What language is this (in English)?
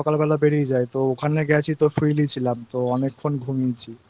Bangla